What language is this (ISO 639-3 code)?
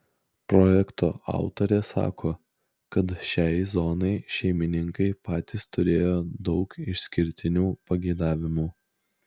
lit